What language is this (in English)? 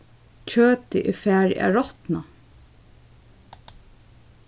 Faroese